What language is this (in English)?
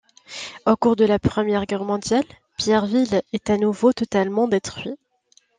French